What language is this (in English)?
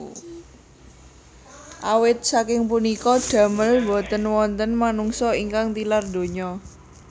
Javanese